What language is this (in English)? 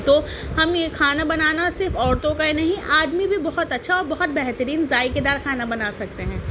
Urdu